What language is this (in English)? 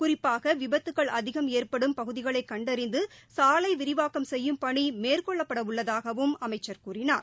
Tamil